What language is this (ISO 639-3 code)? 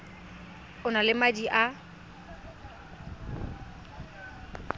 tsn